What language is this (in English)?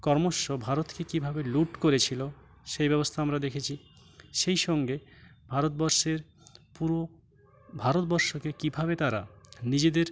Bangla